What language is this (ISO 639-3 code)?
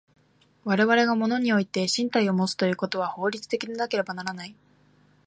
jpn